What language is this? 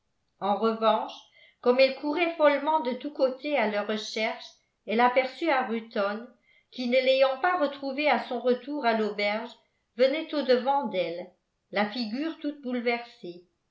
French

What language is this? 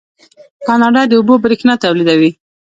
Pashto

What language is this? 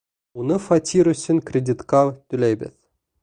Bashkir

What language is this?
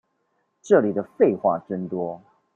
Chinese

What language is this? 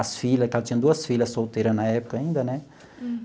Portuguese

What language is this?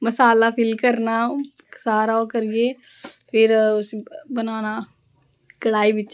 Dogri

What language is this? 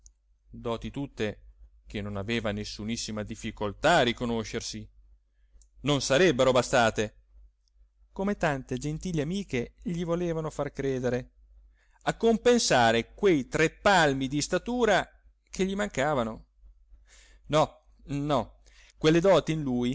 Italian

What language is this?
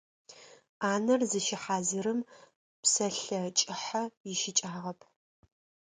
Adyghe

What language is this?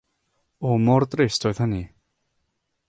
Welsh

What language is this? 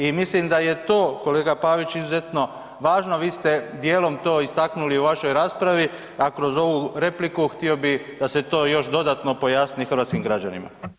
Croatian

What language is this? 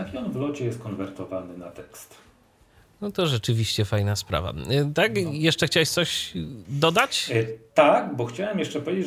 Polish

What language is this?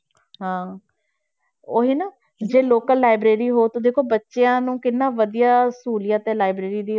Punjabi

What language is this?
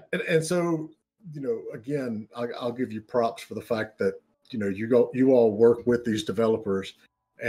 English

